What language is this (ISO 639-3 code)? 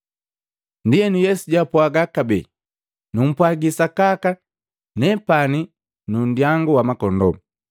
mgv